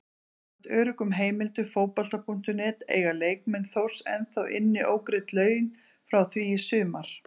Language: Icelandic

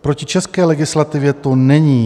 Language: Czech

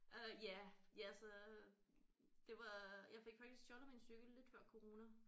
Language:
Danish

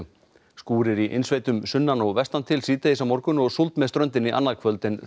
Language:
Icelandic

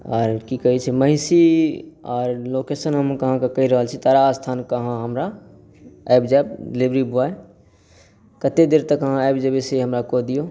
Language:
Maithili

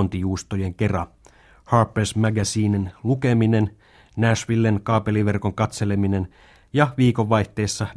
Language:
Finnish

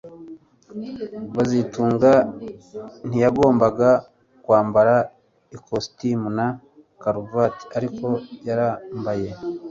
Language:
Kinyarwanda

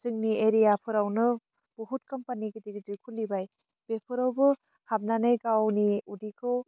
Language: Bodo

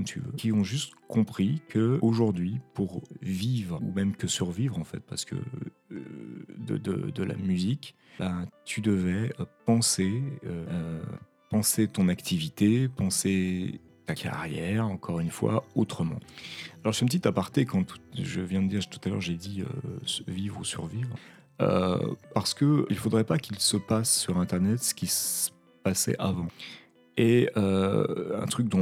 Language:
French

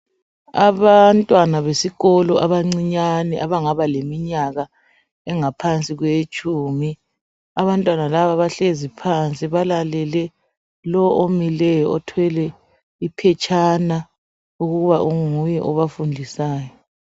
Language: North Ndebele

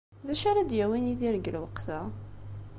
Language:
Kabyle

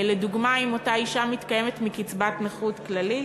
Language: Hebrew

